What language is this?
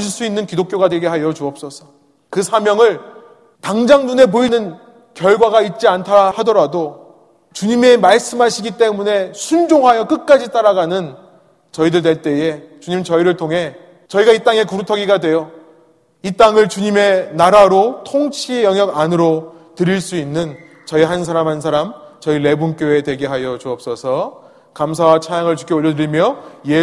Korean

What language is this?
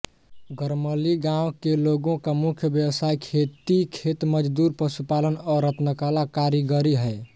Hindi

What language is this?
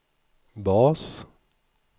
Swedish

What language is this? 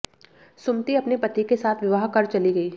Hindi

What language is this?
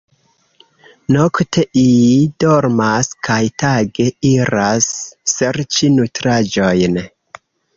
Esperanto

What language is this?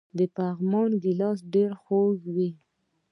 Pashto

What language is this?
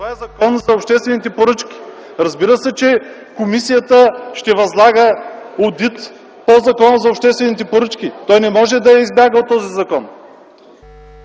Bulgarian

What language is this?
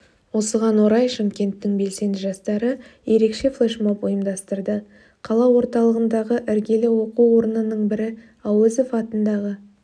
Kazakh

